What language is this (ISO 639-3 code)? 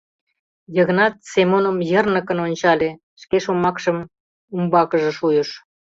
chm